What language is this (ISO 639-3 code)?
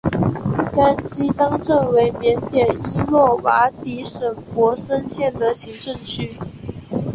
zho